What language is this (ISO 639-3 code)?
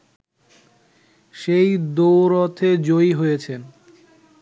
ben